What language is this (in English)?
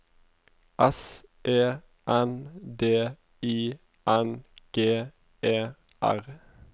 Norwegian